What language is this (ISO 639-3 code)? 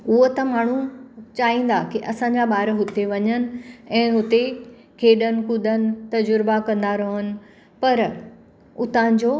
snd